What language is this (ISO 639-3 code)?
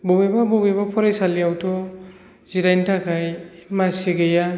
brx